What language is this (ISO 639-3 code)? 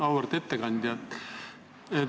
est